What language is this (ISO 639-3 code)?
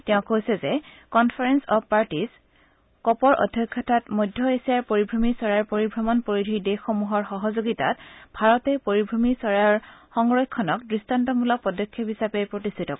asm